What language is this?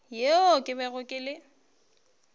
Northern Sotho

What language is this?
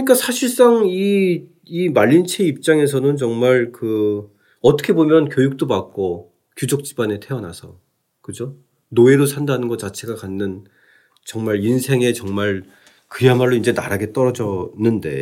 Korean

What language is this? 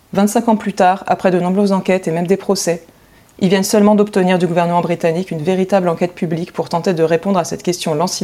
French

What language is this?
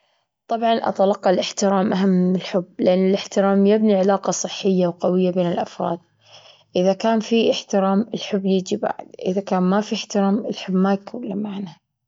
Gulf Arabic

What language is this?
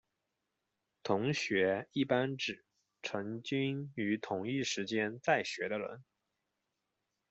Chinese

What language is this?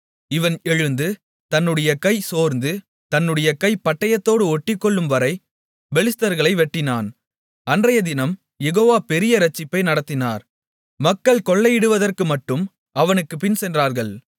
Tamil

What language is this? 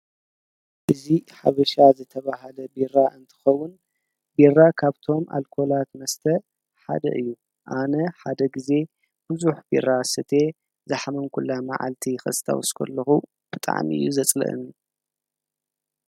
Tigrinya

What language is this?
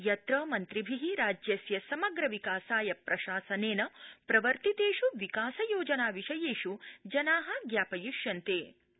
Sanskrit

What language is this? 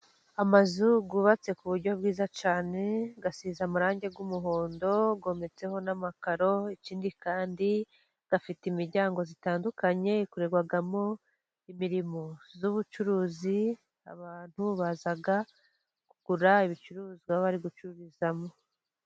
Kinyarwanda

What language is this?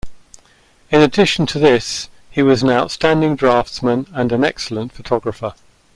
English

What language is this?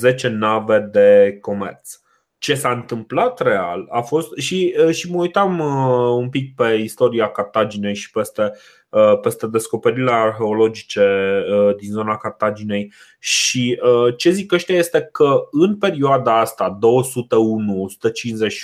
Romanian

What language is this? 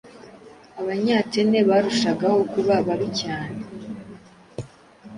Kinyarwanda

